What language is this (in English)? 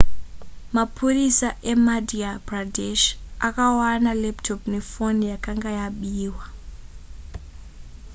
Shona